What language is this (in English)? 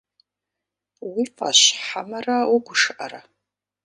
Kabardian